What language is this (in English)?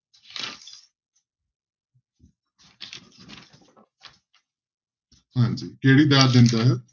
Punjabi